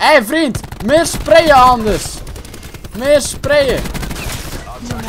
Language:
Dutch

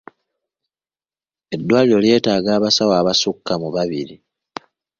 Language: Ganda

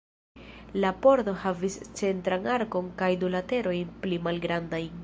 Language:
Esperanto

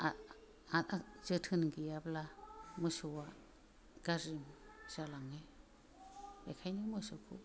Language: Bodo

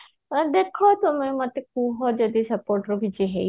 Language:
Odia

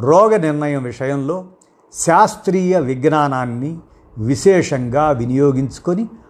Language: Telugu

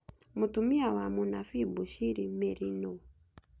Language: Kikuyu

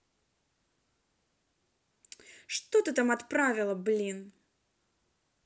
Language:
Russian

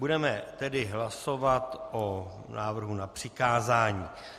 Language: Czech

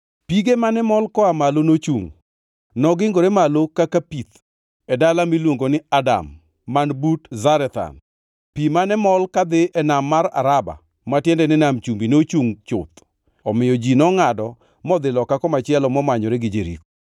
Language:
Luo (Kenya and Tanzania)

